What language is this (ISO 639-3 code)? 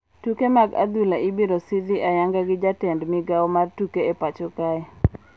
luo